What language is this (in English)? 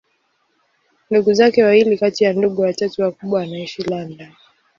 Swahili